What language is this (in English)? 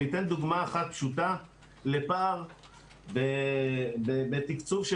Hebrew